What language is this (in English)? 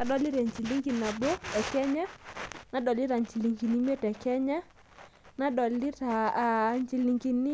Masai